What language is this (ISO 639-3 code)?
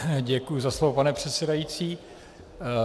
ces